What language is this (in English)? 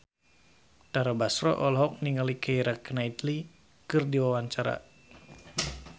Sundanese